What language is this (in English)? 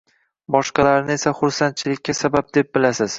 Uzbek